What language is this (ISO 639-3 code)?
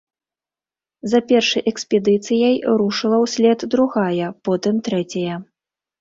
bel